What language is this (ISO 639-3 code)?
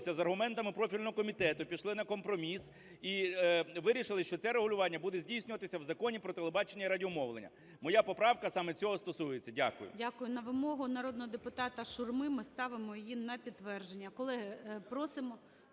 ukr